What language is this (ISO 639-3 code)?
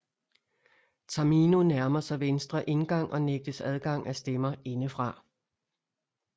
dan